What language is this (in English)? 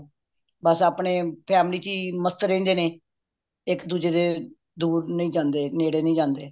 Punjabi